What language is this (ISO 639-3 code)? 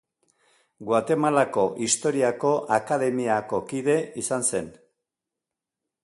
eus